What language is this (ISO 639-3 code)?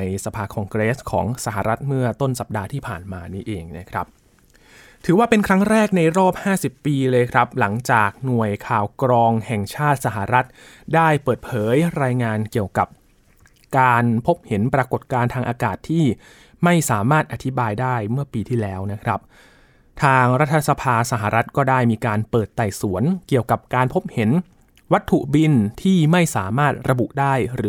tha